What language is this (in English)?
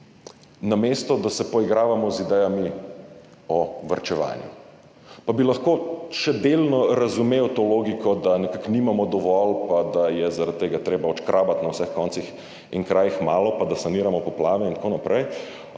Slovenian